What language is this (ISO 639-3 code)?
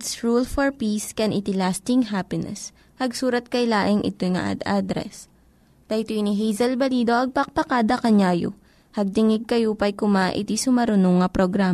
fil